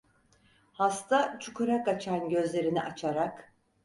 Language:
Turkish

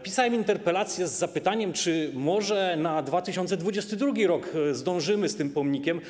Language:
Polish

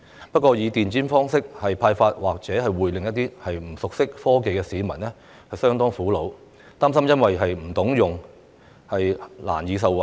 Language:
Cantonese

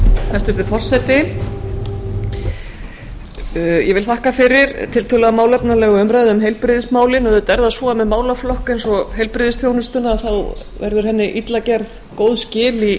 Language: Icelandic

